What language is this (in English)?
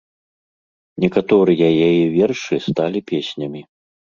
Belarusian